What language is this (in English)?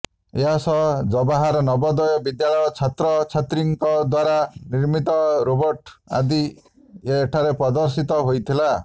Odia